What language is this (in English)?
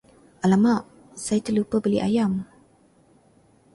Malay